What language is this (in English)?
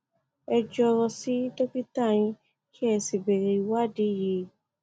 Yoruba